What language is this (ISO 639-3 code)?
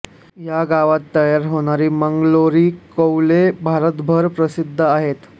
mar